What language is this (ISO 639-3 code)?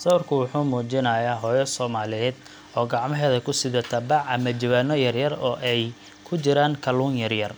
som